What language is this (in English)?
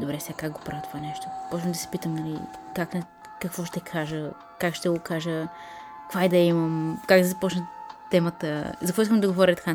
Bulgarian